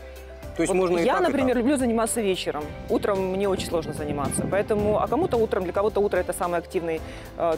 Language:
Russian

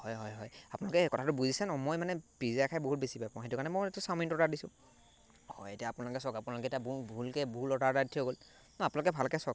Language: Assamese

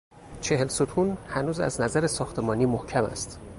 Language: Persian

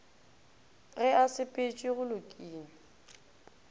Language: Northern Sotho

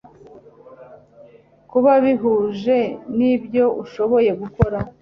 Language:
Kinyarwanda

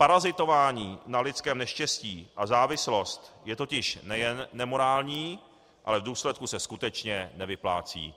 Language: Czech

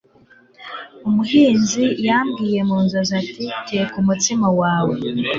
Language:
Kinyarwanda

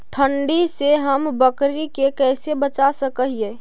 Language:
Magahi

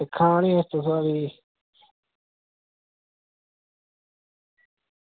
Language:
Dogri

